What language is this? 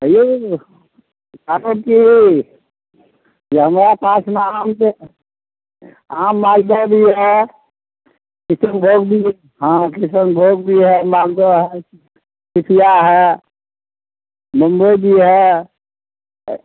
Maithili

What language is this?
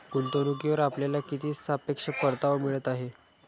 Marathi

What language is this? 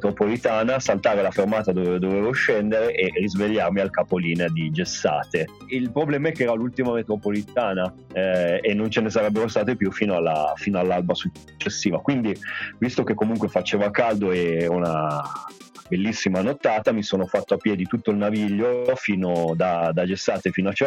Italian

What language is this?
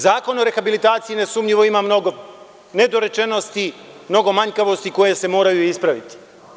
Serbian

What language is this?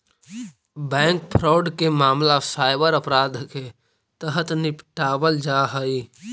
Magahi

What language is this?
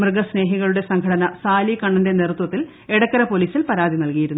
Malayalam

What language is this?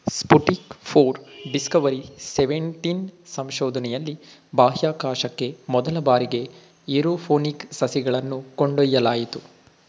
Kannada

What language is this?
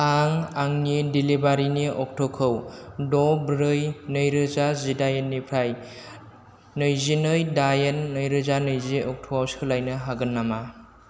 Bodo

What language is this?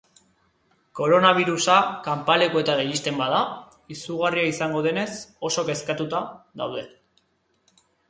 Basque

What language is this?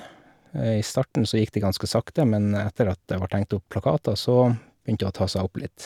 Norwegian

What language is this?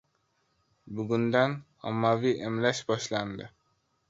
Uzbek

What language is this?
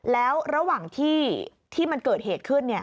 Thai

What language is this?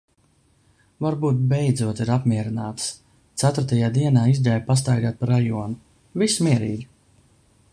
Latvian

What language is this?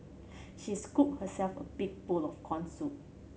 English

